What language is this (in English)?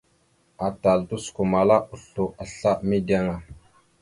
Mada (Cameroon)